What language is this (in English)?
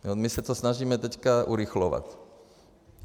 Czech